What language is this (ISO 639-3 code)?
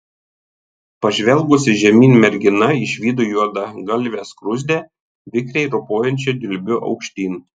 lit